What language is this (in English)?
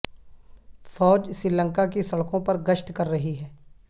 Urdu